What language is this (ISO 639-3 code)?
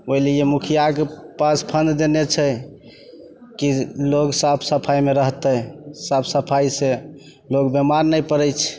mai